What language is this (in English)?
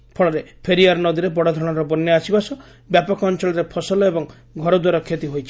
Odia